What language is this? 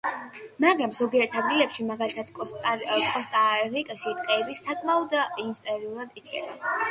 Georgian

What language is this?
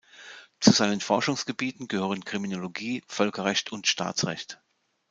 German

